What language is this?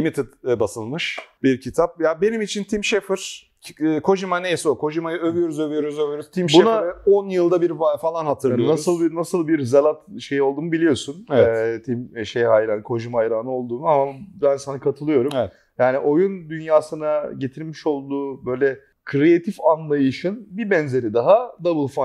Turkish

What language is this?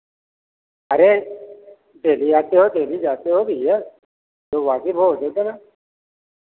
Hindi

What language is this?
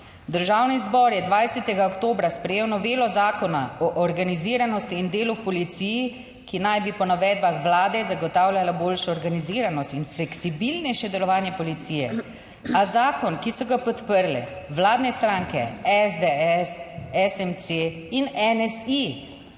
Slovenian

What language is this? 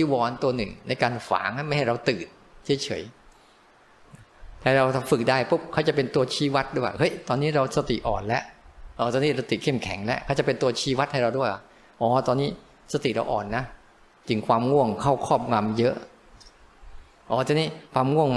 Thai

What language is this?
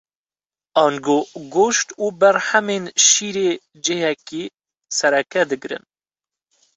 Kurdish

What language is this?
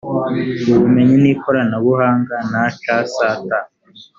Kinyarwanda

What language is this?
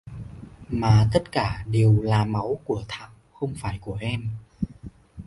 Vietnamese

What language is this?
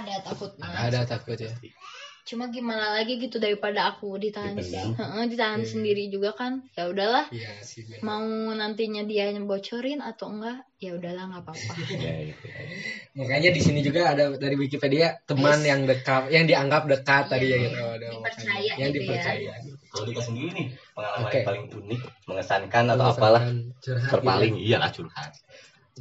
Indonesian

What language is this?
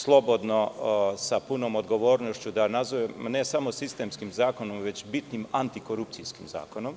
Serbian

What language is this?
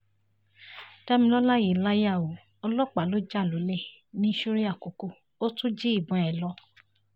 Yoruba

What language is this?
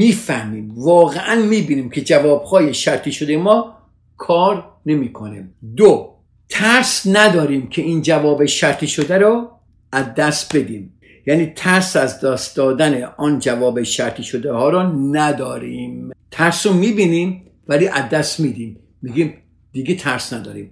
Persian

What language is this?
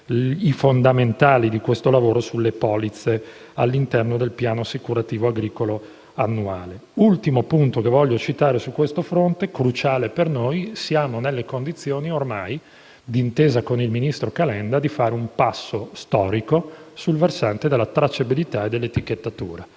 Italian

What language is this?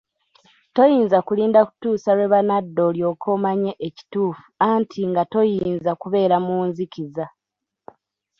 Ganda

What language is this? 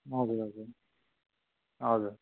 Nepali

